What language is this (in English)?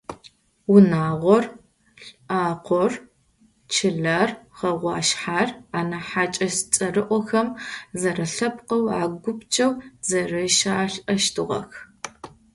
Adyghe